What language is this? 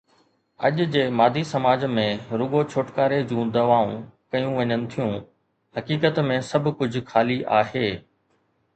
Sindhi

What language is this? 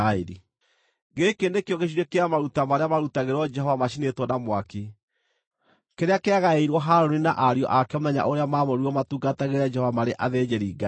Kikuyu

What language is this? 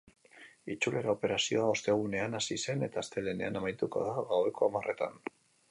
Basque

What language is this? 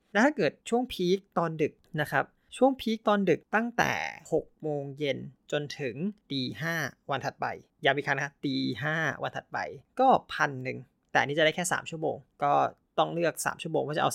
Thai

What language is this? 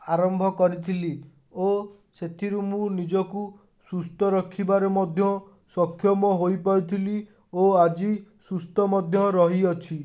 Odia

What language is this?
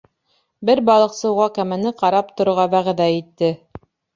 Bashkir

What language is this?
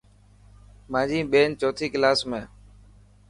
Dhatki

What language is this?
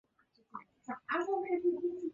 Chinese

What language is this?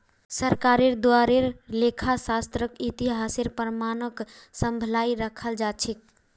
Magahi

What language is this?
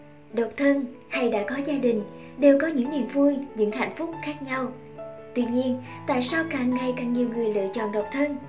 Vietnamese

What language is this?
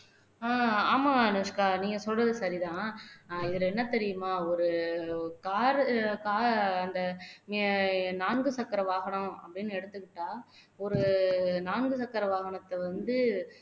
Tamil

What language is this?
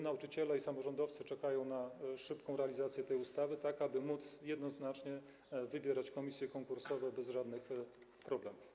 Polish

